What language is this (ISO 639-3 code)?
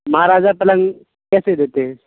urd